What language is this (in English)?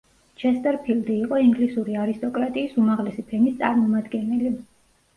Georgian